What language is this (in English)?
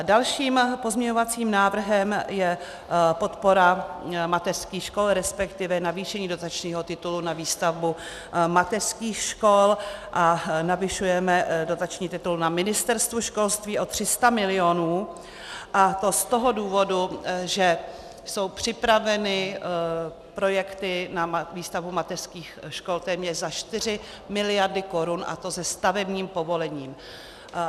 Czech